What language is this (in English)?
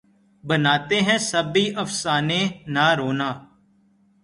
Urdu